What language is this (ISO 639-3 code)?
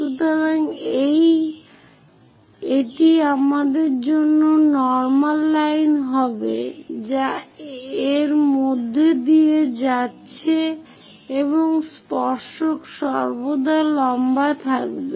ben